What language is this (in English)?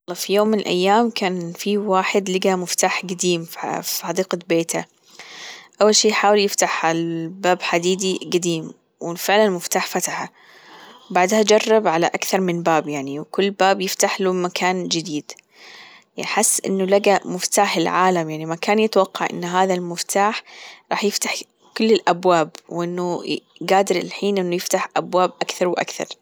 Gulf Arabic